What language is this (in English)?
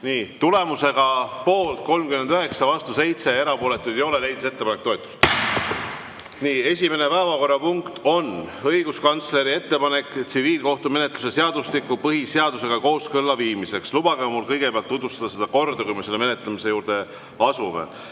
Estonian